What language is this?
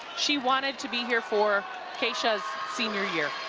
English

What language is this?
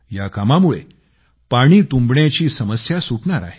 Marathi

